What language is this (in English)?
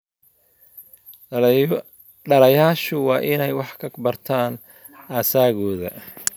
Somali